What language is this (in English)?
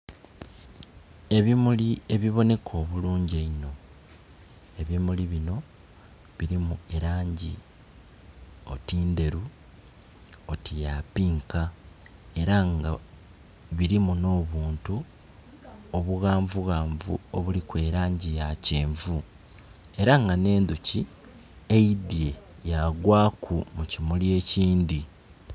Soga